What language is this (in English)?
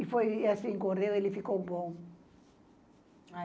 Portuguese